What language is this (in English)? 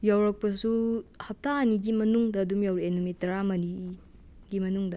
Manipuri